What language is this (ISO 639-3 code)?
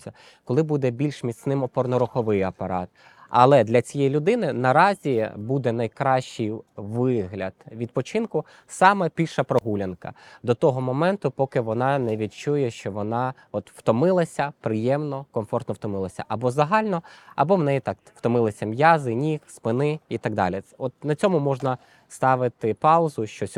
ukr